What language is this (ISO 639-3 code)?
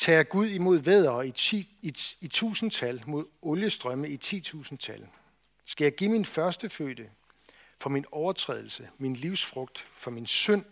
dan